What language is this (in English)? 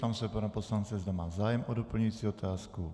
Czech